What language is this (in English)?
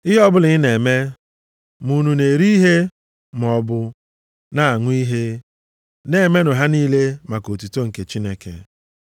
Igbo